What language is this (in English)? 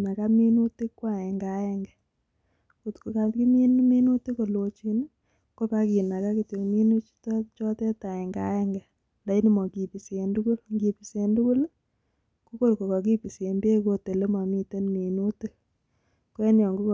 Kalenjin